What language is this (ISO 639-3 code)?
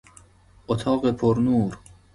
fas